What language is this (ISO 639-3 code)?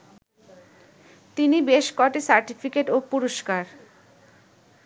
ben